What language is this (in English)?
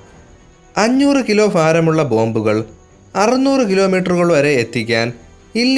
Malayalam